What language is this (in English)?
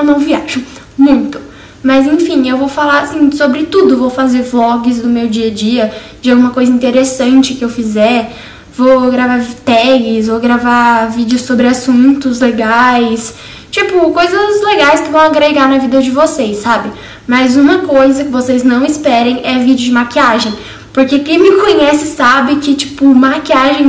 Portuguese